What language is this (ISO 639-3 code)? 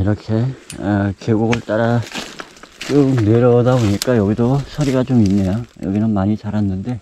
kor